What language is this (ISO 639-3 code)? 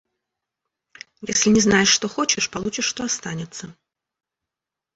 rus